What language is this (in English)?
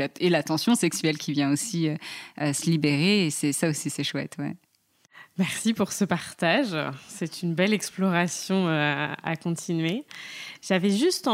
French